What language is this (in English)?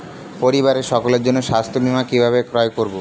Bangla